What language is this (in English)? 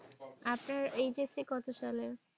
Bangla